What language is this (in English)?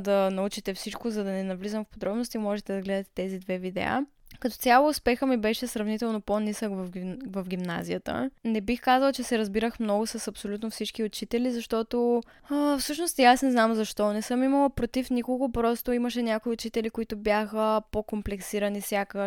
Bulgarian